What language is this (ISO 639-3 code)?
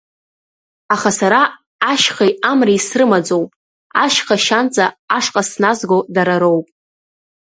abk